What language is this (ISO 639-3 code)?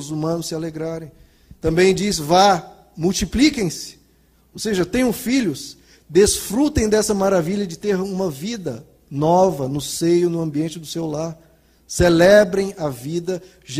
por